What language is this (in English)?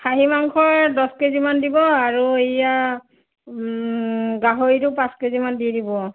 Assamese